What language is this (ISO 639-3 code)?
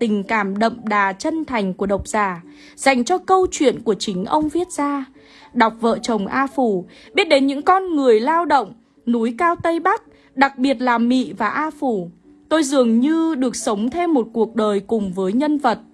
vie